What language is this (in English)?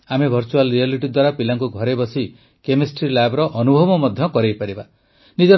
Odia